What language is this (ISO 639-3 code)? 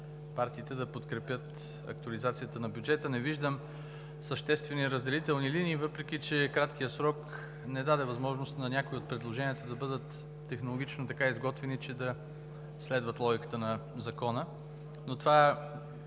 bul